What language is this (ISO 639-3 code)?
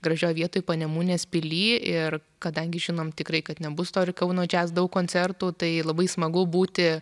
lit